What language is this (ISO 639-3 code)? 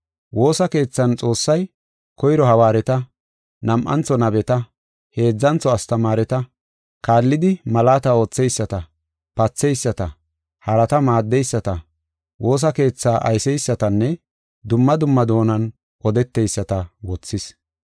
gof